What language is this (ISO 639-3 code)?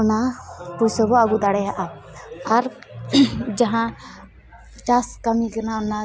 sat